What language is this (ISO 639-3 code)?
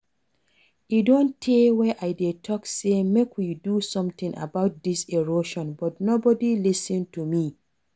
pcm